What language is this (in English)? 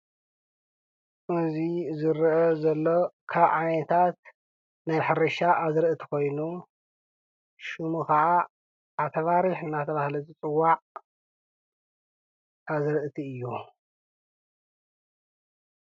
Tigrinya